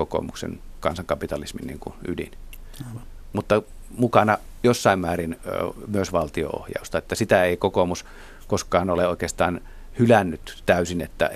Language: Finnish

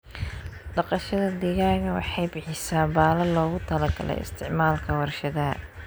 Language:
Somali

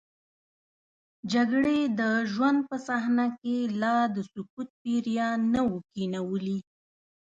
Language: Pashto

